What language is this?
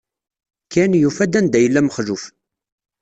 Kabyle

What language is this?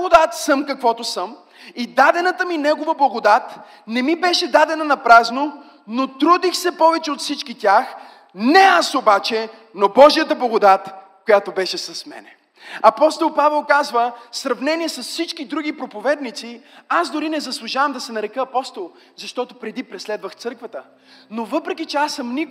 Bulgarian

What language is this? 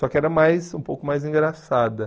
Portuguese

